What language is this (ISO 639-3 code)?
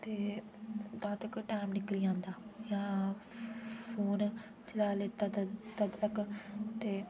doi